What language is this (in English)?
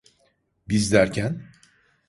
Turkish